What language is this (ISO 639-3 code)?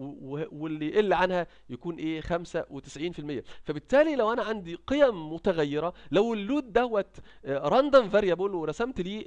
ara